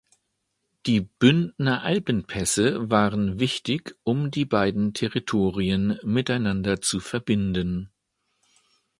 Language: German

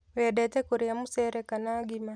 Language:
Kikuyu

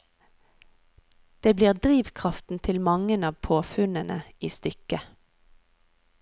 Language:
Norwegian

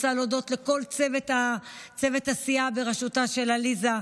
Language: Hebrew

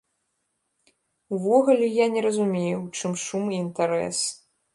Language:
Belarusian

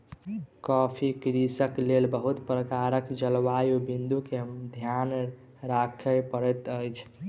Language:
Maithili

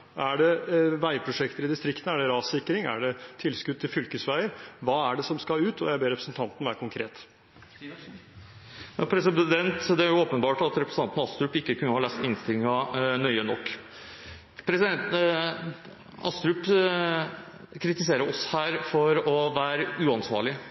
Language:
Norwegian Bokmål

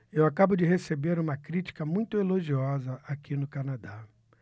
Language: Portuguese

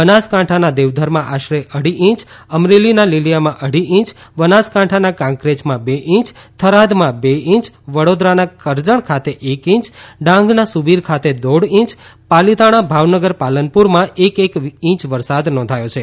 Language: Gujarati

